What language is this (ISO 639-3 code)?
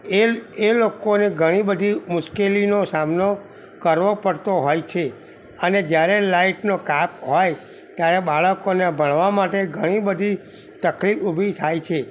guj